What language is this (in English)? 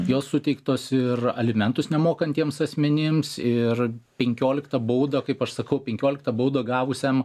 Lithuanian